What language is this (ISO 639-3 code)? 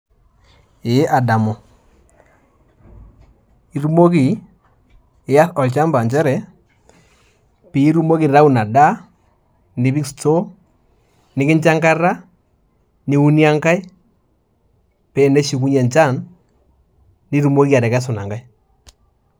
mas